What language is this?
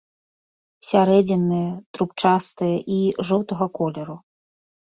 Belarusian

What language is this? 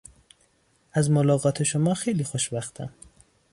Persian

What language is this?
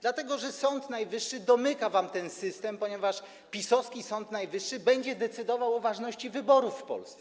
Polish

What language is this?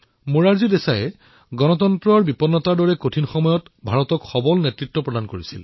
Assamese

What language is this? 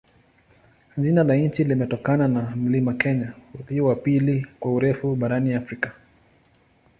Swahili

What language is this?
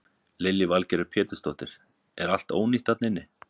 Icelandic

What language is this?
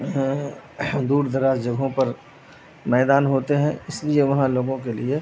Urdu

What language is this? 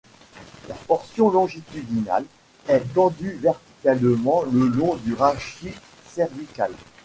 French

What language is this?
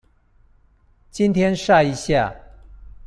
Chinese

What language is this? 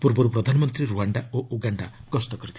Odia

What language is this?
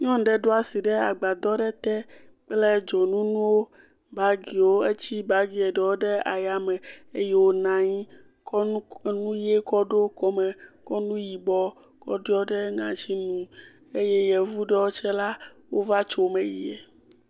Ewe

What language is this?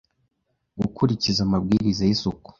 Kinyarwanda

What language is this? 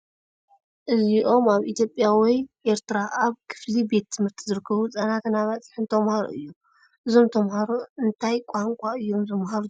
Tigrinya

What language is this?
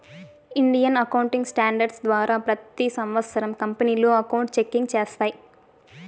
Telugu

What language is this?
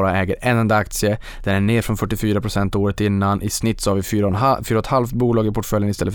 Swedish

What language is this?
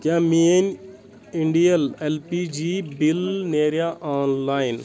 Kashmiri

